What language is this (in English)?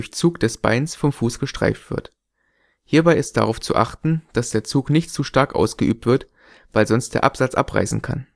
German